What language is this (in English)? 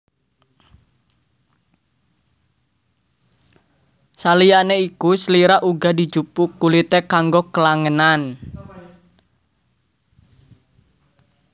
Javanese